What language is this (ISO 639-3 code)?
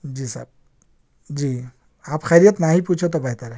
urd